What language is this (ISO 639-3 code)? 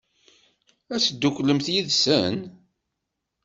kab